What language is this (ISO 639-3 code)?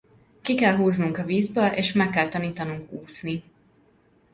hun